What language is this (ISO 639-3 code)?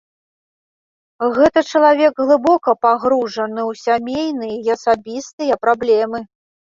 bel